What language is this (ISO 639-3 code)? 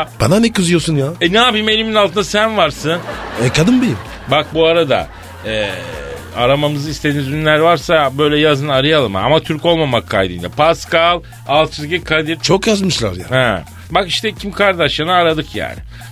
tur